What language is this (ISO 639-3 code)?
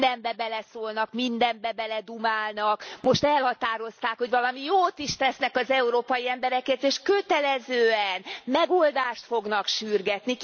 hun